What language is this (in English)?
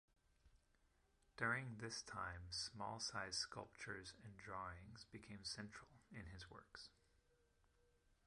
English